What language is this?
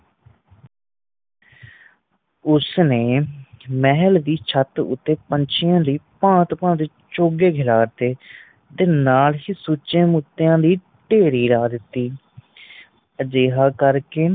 Punjabi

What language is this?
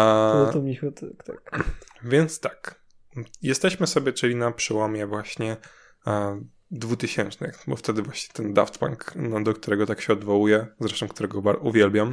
Polish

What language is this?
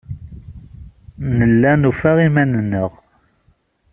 Kabyle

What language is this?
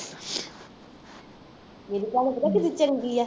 Punjabi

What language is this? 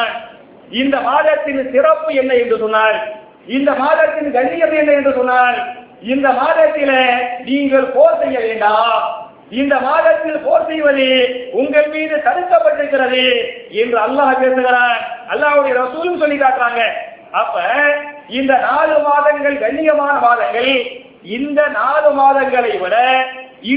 Tamil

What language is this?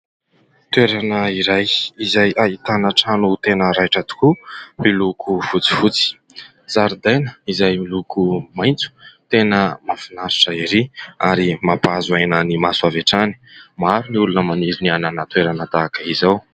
Malagasy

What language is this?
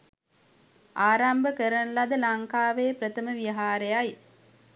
Sinhala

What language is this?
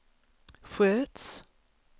Swedish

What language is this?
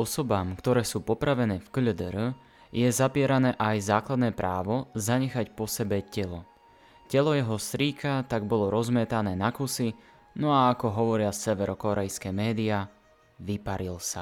Slovak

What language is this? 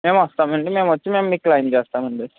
Telugu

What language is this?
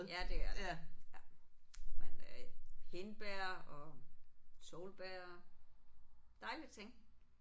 Danish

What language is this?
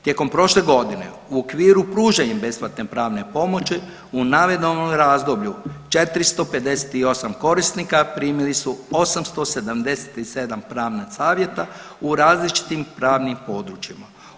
Croatian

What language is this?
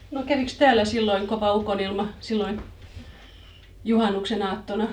Finnish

